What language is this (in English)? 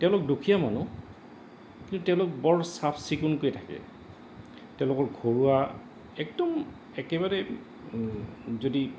Assamese